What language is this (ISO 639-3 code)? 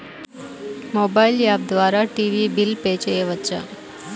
tel